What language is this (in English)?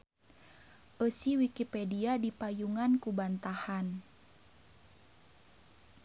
Sundanese